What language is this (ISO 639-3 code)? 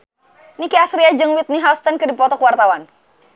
sun